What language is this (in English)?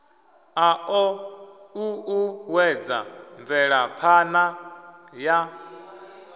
Venda